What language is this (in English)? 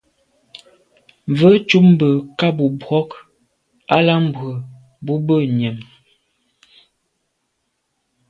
Medumba